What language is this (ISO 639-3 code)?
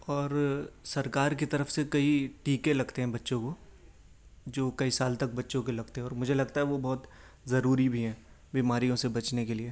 urd